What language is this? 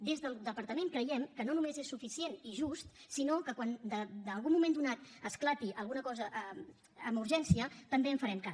Catalan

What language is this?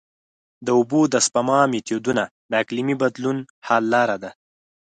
Pashto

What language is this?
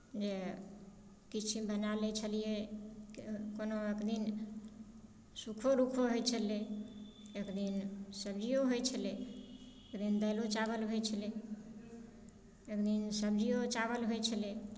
Maithili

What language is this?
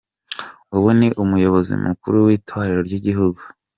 Kinyarwanda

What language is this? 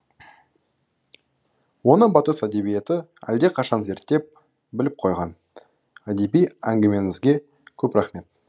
Kazakh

